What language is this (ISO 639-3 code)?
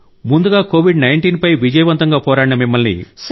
tel